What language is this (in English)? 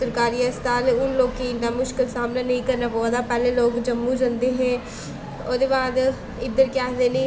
Dogri